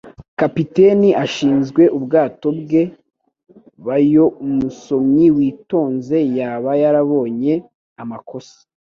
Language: Kinyarwanda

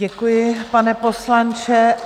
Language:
Czech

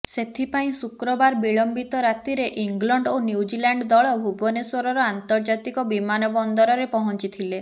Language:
Odia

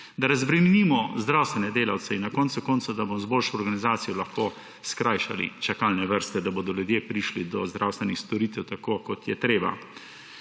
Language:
Slovenian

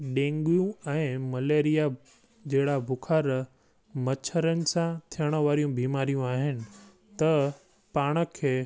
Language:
Sindhi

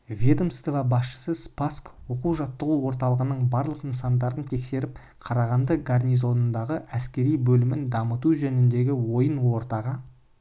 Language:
Kazakh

